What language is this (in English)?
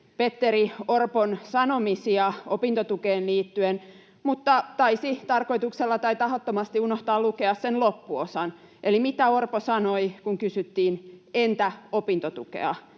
Finnish